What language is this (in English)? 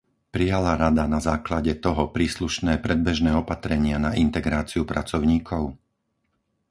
Slovak